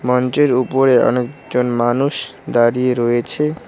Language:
Bangla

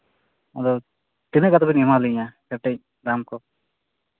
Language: Santali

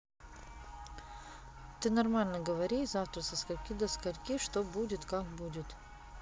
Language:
Russian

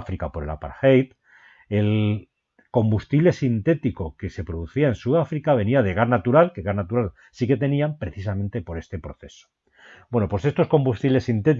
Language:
Spanish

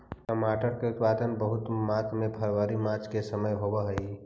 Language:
Magahi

